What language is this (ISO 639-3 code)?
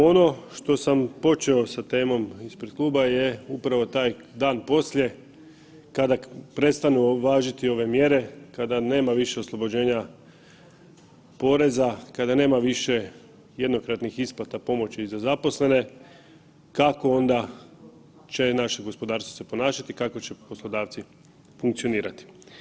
hrv